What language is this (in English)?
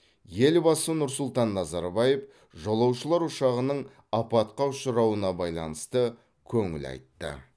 Kazakh